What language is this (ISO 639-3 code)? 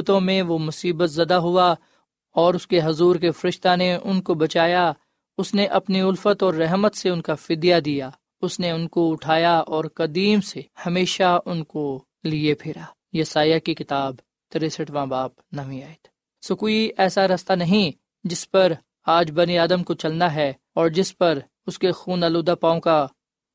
urd